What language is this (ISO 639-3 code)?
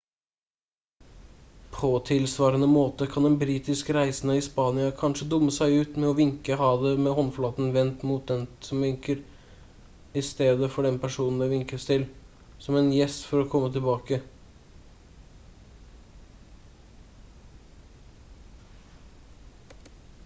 nob